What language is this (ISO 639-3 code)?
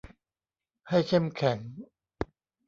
tha